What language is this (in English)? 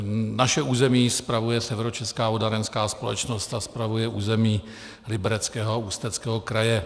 Czech